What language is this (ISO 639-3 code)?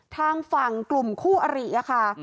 tha